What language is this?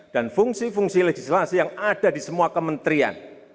Indonesian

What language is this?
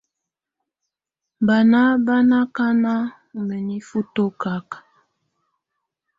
Tunen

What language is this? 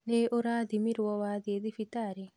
Kikuyu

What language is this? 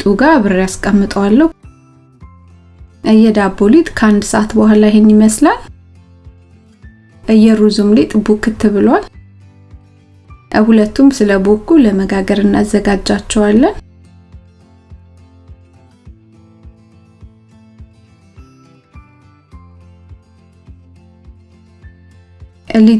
Amharic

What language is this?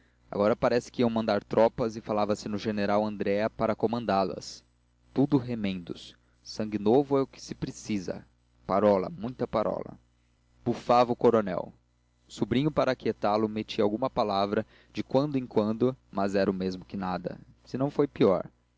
Portuguese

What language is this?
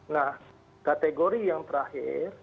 Indonesian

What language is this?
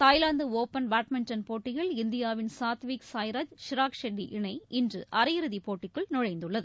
Tamil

